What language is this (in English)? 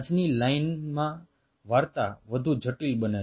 Gujarati